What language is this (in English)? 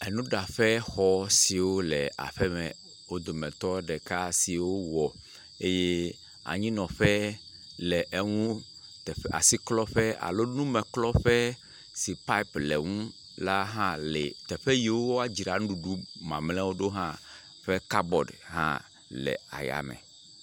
Ewe